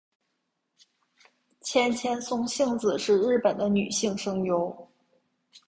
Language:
Chinese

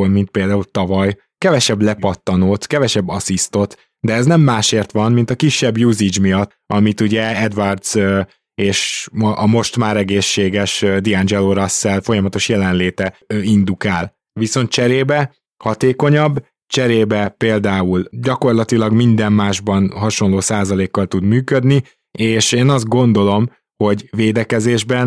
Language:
Hungarian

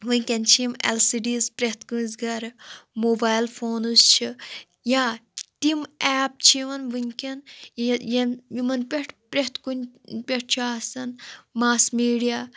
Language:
Kashmiri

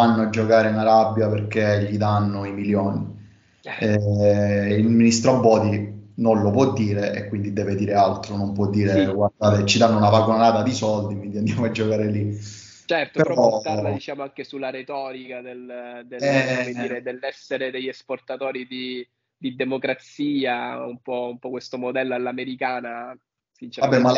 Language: Italian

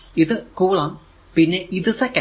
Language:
Malayalam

